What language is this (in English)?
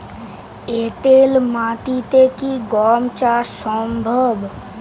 Bangla